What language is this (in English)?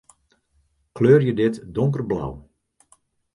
Western Frisian